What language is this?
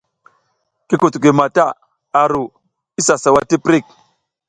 South Giziga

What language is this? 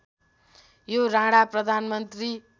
Nepali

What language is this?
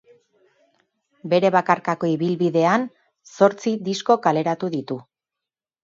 Basque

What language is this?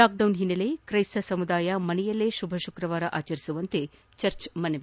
Kannada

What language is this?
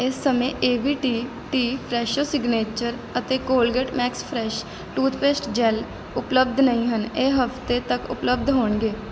Punjabi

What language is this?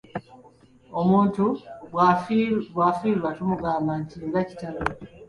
Ganda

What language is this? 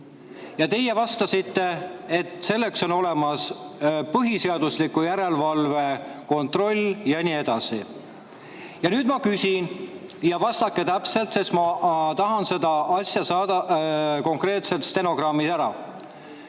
Estonian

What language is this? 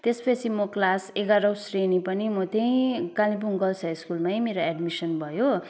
Nepali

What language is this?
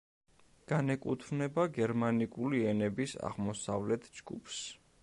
Georgian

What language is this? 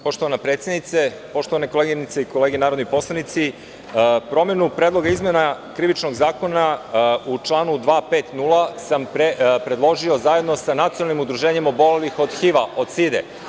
Serbian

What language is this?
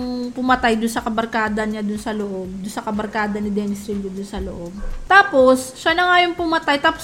Filipino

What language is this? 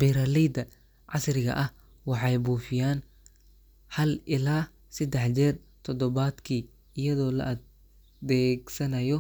Somali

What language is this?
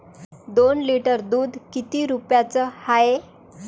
Marathi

